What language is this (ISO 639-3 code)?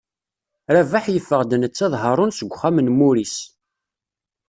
kab